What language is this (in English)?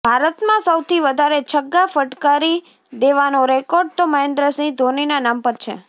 Gujarati